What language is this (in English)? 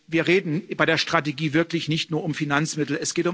German